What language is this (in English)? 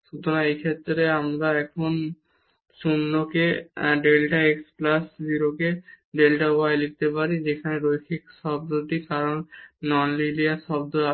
Bangla